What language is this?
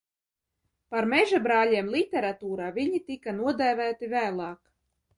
Latvian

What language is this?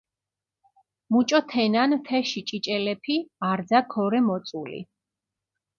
Mingrelian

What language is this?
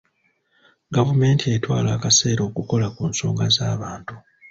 Ganda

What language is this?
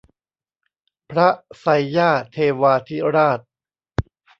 Thai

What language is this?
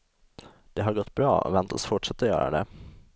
Swedish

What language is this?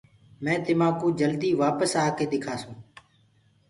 Gurgula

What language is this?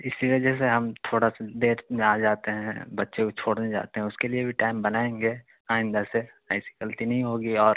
Urdu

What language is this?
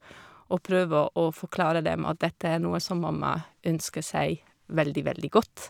Norwegian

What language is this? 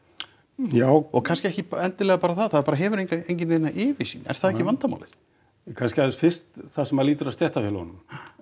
Icelandic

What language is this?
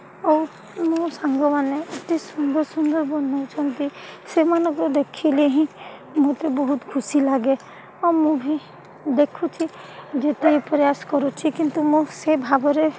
Odia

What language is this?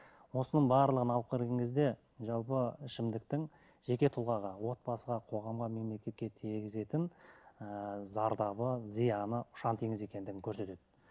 Kazakh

